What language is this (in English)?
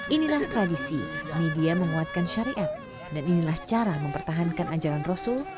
Indonesian